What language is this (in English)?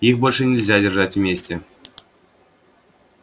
Russian